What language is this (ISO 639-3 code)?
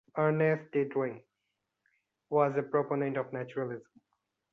eng